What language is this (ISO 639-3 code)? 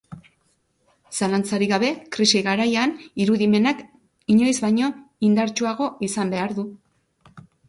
eus